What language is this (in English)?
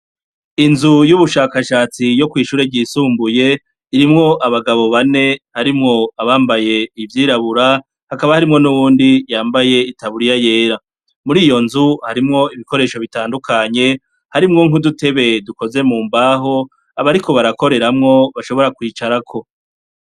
Rundi